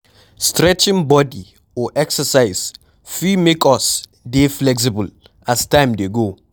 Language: Nigerian Pidgin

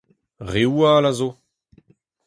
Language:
Breton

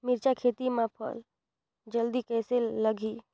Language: Chhattisgarhi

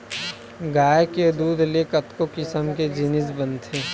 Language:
Chhattisgarhi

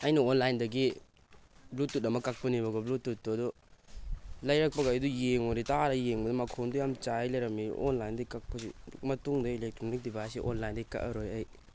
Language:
Manipuri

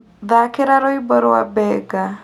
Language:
Kikuyu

